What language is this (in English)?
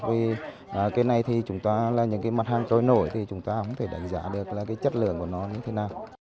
Vietnamese